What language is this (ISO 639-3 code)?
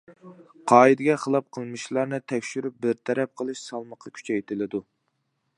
uig